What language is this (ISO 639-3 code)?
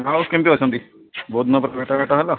ori